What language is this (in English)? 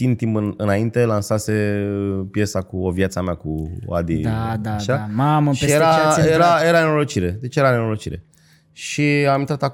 Romanian